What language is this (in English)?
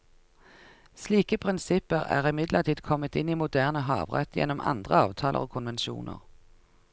Norwegian